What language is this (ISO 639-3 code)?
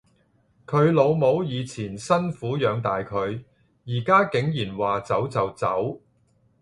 yue